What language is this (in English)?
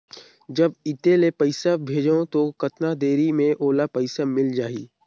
Chhattisgarhi